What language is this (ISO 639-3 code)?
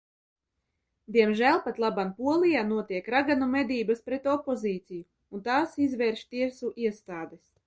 lav